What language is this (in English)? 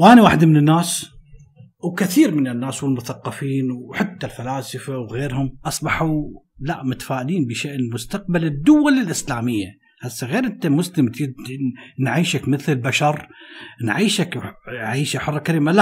Arabic